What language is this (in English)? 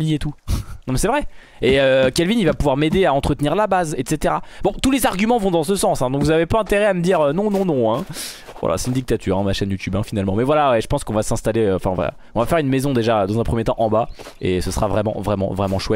French